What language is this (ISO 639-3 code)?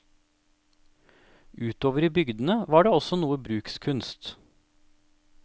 nor